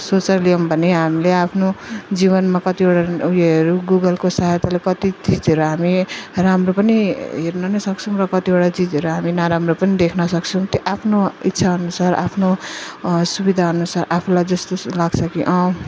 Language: Nepali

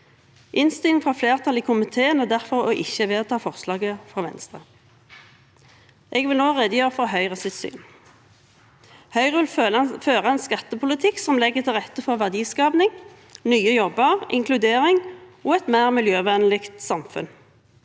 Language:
Norwegian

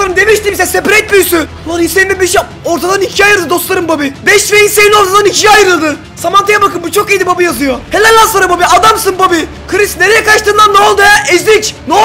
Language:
Turkish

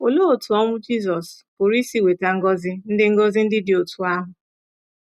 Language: Igbo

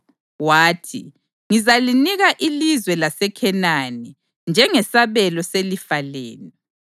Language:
North Ndebele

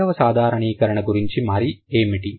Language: Telugu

